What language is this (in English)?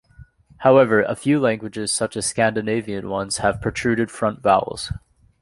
English